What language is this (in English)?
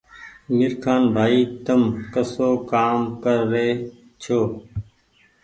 Goaria